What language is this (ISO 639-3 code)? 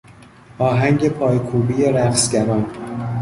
fas